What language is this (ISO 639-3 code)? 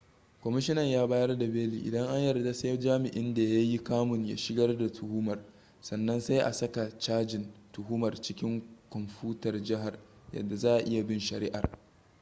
hau